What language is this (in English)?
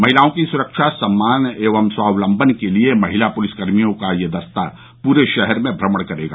Hindi